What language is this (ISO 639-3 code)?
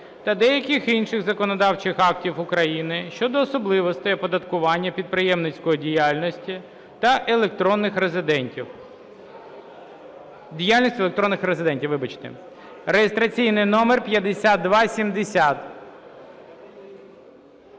ukr